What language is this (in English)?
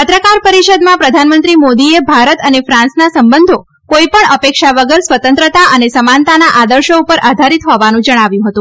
Gujarati